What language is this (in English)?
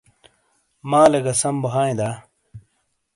Shina